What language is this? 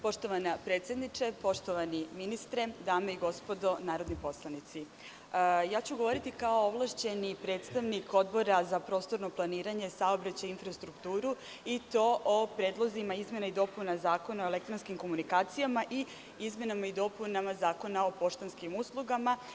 Serbian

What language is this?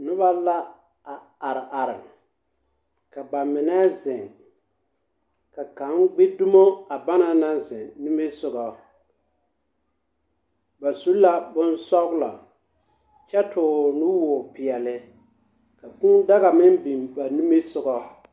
Southern Dagaare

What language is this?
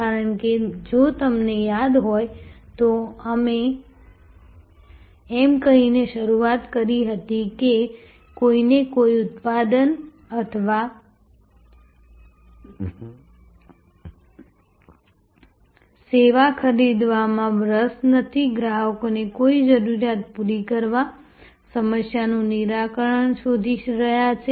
Gujarati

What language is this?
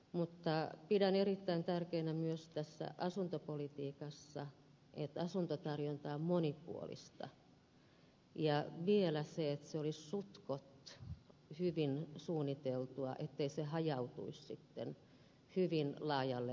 Finnish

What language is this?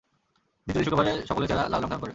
Bangla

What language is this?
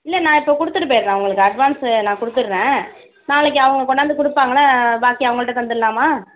Tamil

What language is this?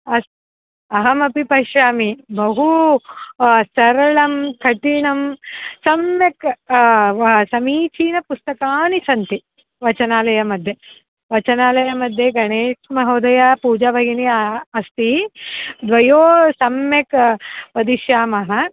Sanskrit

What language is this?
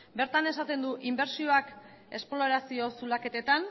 Basque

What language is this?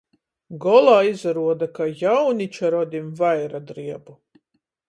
Latgalian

